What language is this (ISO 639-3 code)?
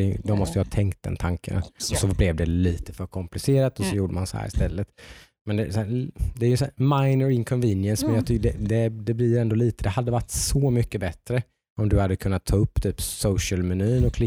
swe